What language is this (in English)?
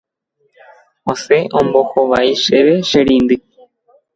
Guarani